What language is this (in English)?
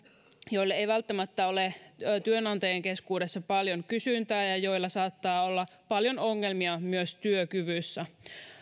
Finnish